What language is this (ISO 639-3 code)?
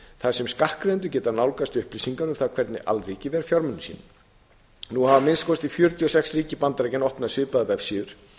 isl